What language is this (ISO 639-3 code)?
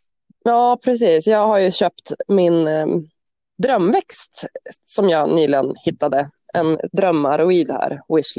swe